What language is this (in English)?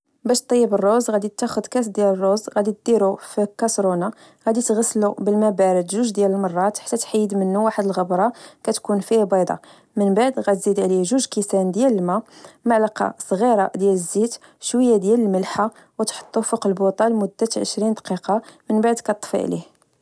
Moroccan Arabic